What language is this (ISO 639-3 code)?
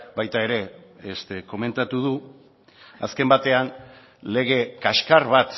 eus